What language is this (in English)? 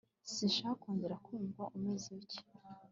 Kinyarwanda